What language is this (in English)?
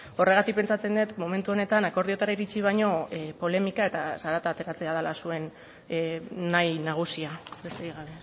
Basque